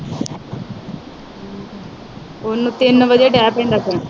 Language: Punjabi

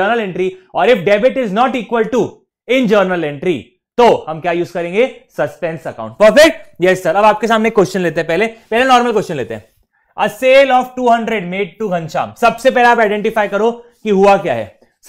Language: Hindi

